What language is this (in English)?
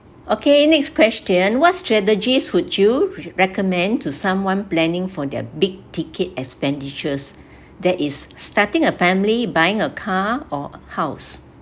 English